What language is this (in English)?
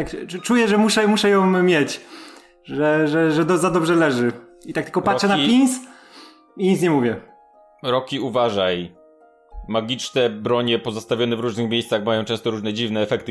Polish